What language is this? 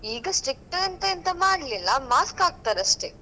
Kannada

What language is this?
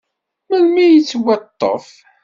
Kabyle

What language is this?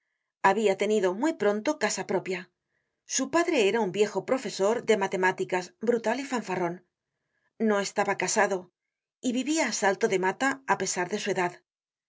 Spanish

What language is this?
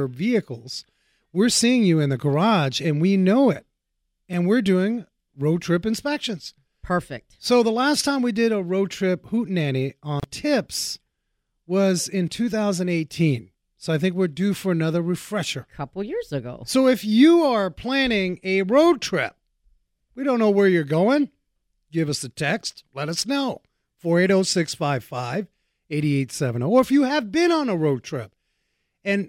English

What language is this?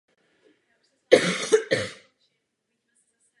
Czech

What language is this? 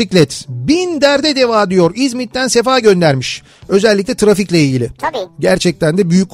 Turkish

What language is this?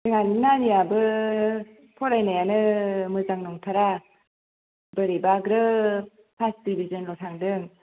Bodo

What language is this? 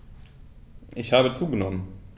German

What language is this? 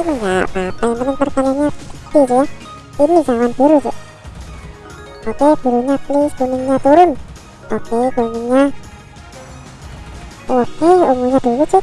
Indonesian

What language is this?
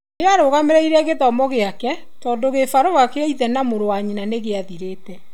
Kikuyu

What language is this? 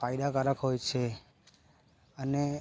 Gujarati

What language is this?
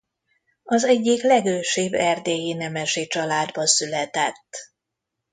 Hungarian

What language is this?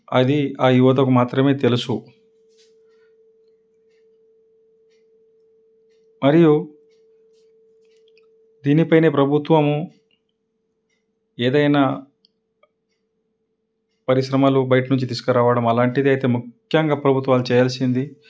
Telugu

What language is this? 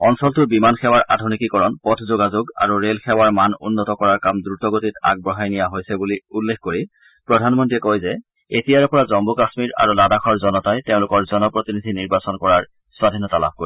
Assamese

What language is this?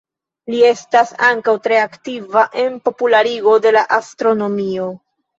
Esperanto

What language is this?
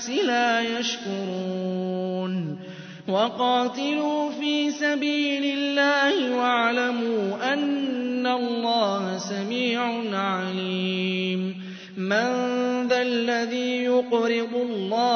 Arabic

